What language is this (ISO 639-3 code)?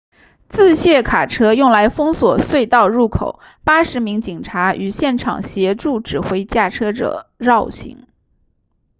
zho